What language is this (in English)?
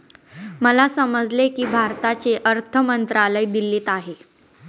Marathi